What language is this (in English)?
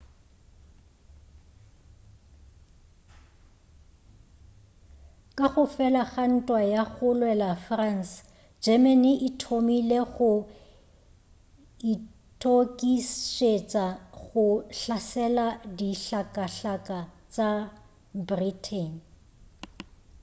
Northern Sotho